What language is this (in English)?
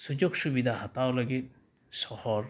Santali